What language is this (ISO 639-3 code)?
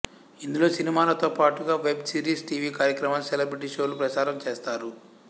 tel